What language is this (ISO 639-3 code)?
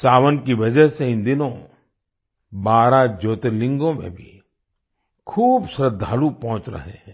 hin